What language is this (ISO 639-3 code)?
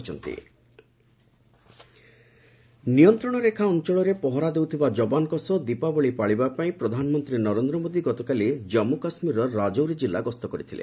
ori